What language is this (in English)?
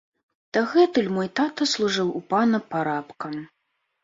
Belarusian